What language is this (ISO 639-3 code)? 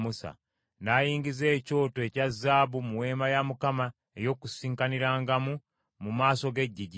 lug